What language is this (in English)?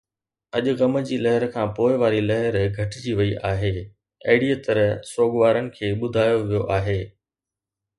Sindhi